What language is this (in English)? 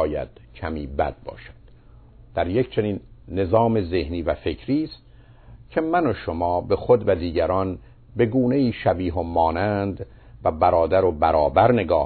Persian